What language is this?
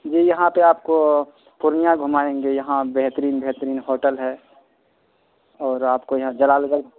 Urdu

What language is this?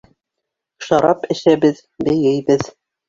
Bashkir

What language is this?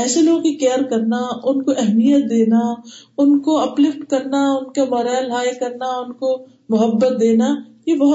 Urdu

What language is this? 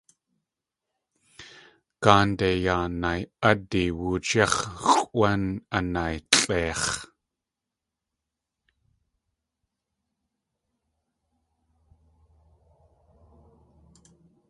Tlingit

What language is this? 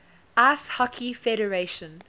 English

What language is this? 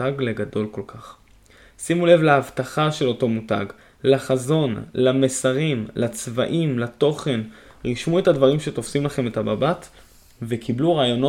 Hebrew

